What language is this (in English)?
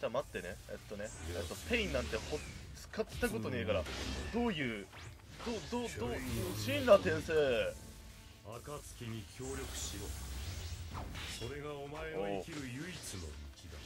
Japanese